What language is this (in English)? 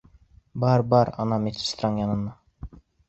Bashkir